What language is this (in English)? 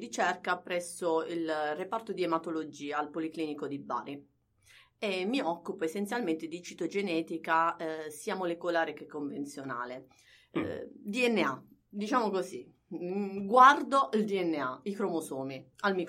Italian